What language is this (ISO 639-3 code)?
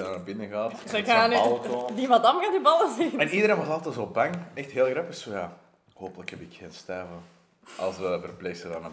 nld